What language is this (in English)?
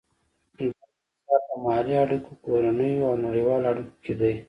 Pashto